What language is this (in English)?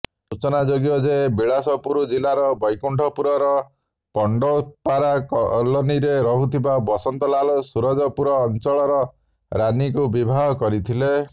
Odia